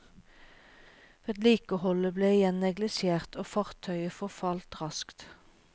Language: Norwegian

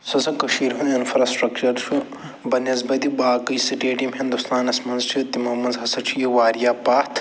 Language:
Kashmiri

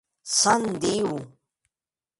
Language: Occitan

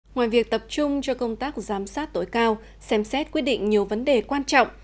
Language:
Vietnamese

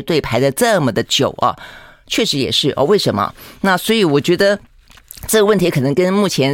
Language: Chinese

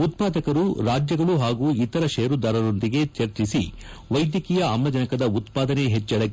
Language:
Kannada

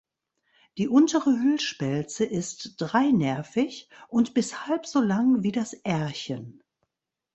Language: German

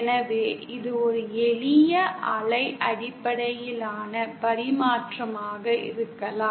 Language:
Tamil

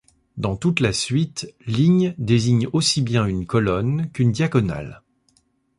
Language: French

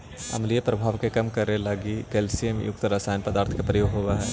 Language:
Magahi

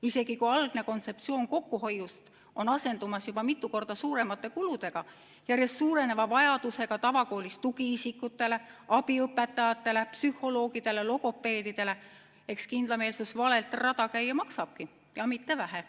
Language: Estonian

